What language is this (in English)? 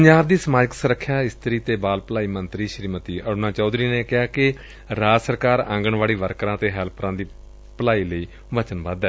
Punjabi